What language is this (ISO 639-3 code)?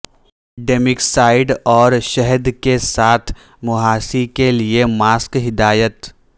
urd